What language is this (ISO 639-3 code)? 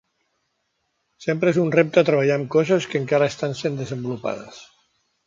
cat